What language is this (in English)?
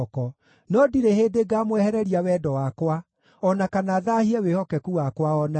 Kikuyu